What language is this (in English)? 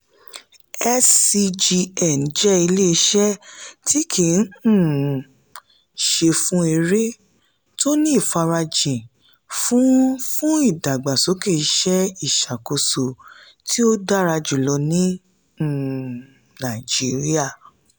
Yoruba